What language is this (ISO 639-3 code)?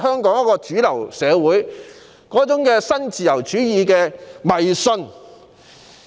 yue